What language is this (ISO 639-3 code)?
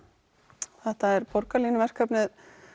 isl